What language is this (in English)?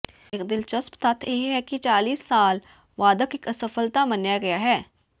Punjabi